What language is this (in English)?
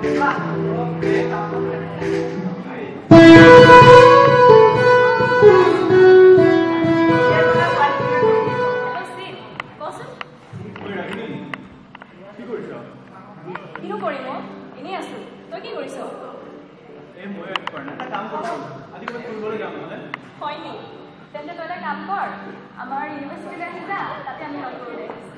Greek